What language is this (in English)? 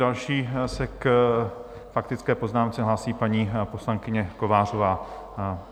Czech